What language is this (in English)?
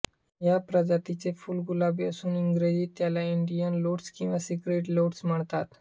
Marathi